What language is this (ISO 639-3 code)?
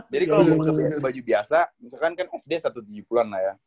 ind